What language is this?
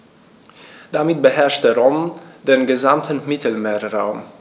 German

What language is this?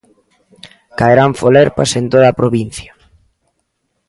Galician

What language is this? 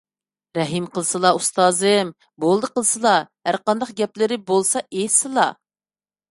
Uyghur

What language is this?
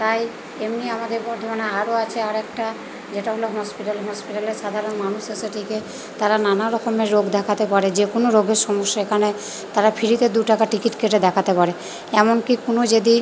Bangla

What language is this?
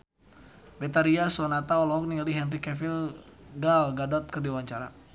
Sundanese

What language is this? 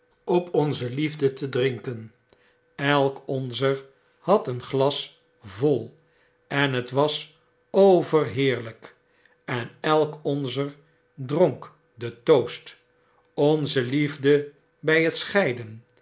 Dutch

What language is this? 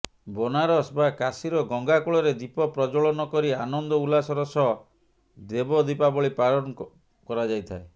Odia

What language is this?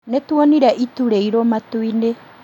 Kikuyu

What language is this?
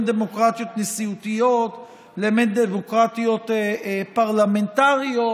Hebrew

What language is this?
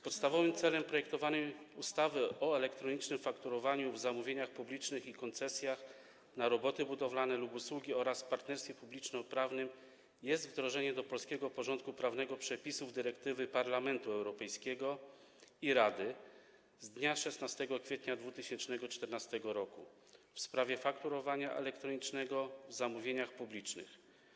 Polish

